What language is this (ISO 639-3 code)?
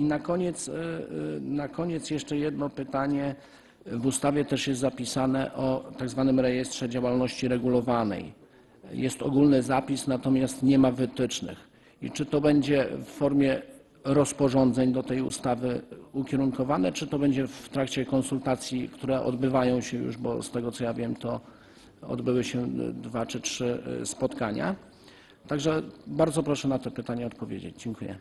pol